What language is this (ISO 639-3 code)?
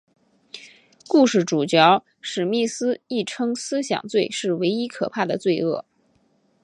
zho